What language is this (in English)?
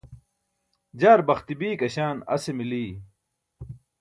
Burushaski